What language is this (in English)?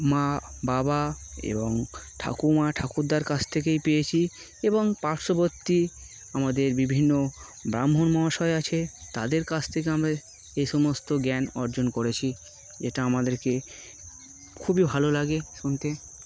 Bangla